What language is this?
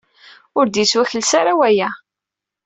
Kabyle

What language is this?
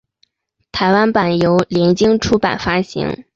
Chinese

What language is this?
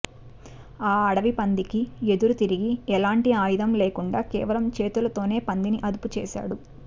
Telugu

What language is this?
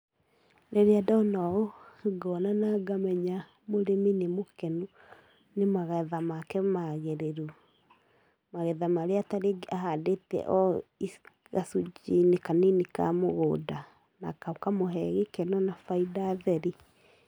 Kikuyu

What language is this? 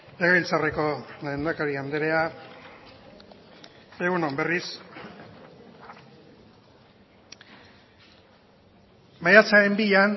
Basque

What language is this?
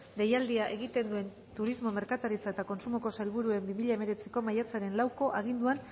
Basque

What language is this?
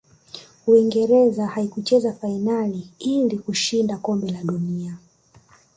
Swahili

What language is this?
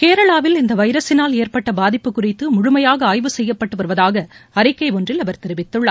Tamil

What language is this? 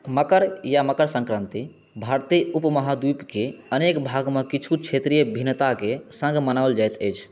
Maithili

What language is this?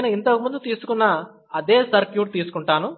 Telugu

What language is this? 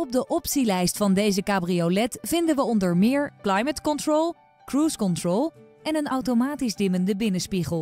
Dutch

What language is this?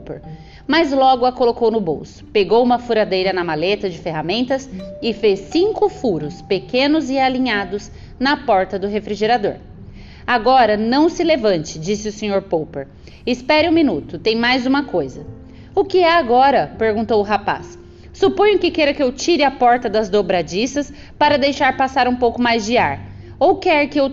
Portuguese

